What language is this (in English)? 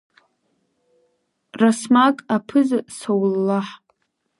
Abkhazian